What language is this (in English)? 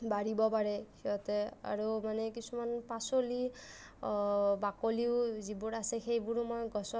Assamese